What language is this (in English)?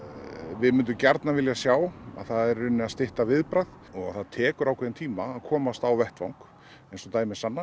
Icelandic